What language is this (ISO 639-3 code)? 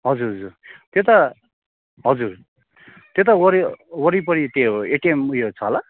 nep